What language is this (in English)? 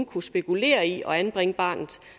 Danish